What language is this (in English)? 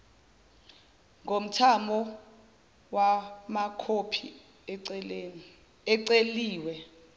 Zulu